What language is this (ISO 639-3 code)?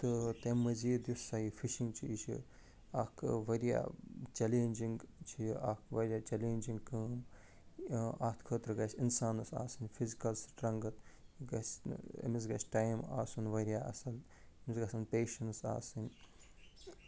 kas